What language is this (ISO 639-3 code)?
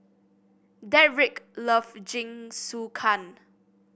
eng